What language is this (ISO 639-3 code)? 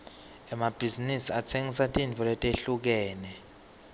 ssw